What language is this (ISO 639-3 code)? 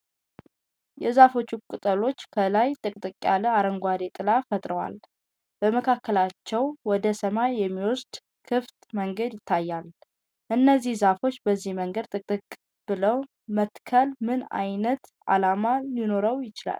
amh